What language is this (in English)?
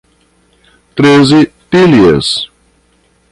Portuguese